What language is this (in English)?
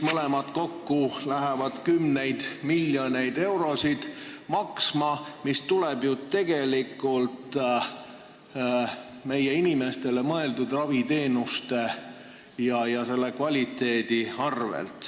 Estonian